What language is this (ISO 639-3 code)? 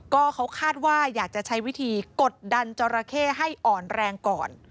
tha